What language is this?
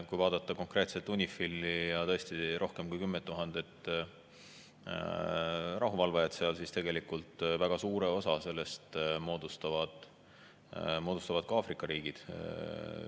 Estonian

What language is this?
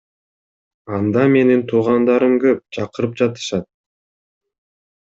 Kyrgyz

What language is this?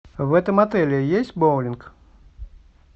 Russian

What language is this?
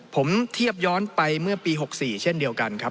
Thai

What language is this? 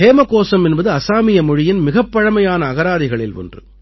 Tamil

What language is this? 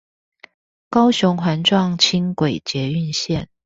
Chinese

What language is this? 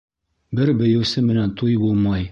Bashkir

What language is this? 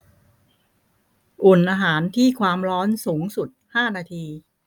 Thai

